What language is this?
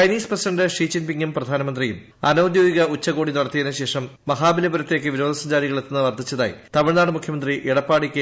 Malayalam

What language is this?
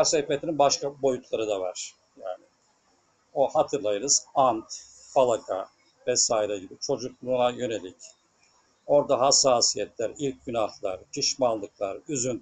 Turkish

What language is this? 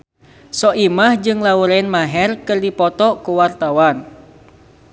Sundanese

